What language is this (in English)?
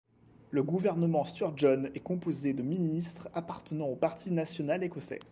French